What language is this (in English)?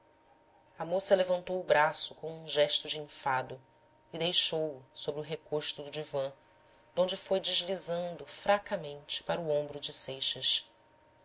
Portuguese